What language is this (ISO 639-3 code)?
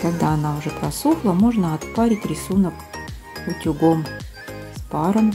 rus